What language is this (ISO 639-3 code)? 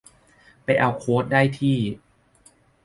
tha